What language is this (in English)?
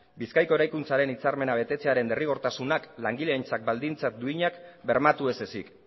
Basque